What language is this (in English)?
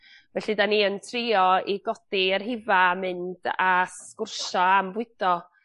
Welsh